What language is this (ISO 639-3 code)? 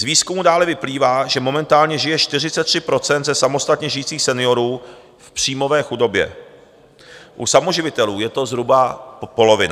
ces